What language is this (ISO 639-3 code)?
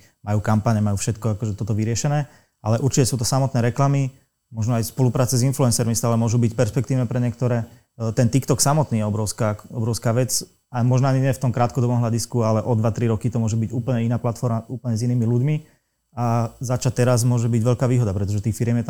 slk